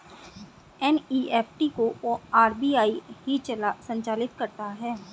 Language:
Hindi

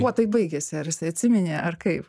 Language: Lithuanian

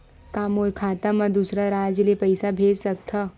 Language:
Chhattisgarhi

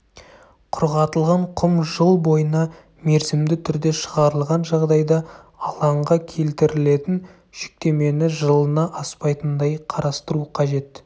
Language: Kazakh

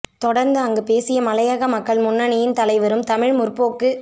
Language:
Tamil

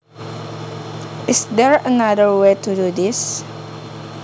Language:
Javanese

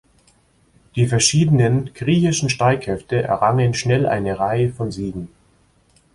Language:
German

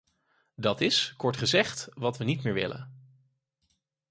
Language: Dutch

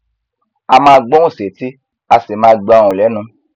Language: Yoruba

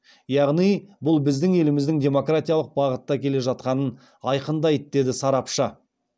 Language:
Kazakh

